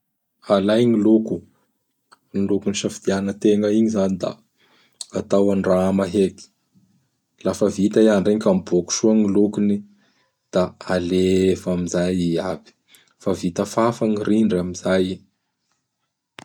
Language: Bara Malagasy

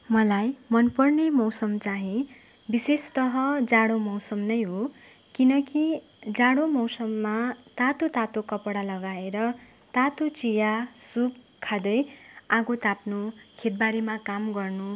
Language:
Nepali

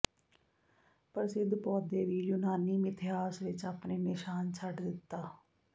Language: Punjabi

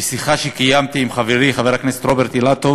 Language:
Hebrew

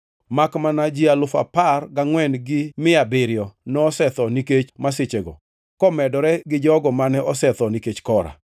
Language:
Luo (Kenya and Tanzania)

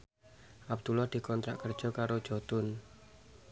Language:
Javanese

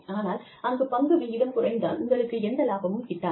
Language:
Tamil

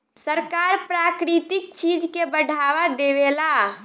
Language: Bhojpuri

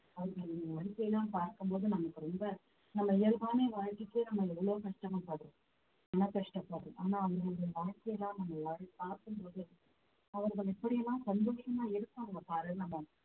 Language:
Tamil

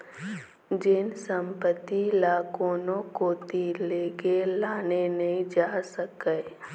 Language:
Chhattisgarhi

